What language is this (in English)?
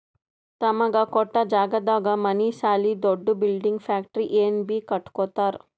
Kannada